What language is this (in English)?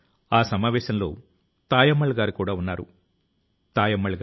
Telugu